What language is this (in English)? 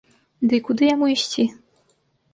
Belarusian